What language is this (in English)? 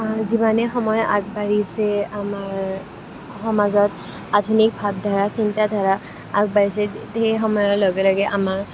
Assamese